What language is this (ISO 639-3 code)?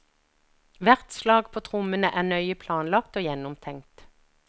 nor